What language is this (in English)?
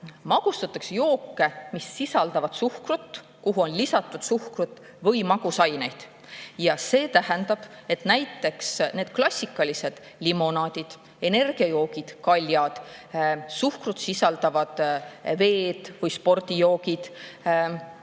Estonian